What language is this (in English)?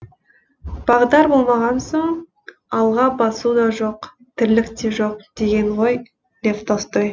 Kazakh